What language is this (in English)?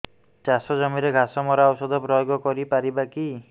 Odia